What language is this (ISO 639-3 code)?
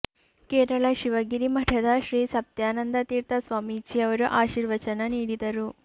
kan